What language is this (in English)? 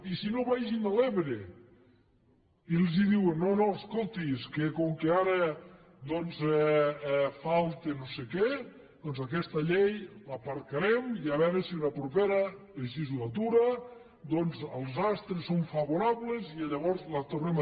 Catalan